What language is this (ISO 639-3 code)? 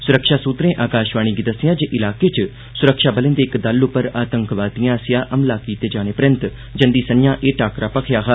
doi